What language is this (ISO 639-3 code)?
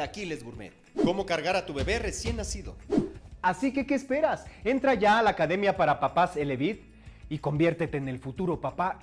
spa